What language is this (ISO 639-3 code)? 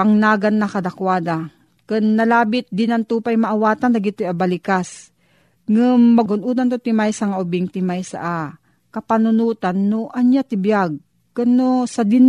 fil